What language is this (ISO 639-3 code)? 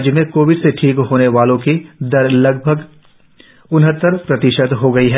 hin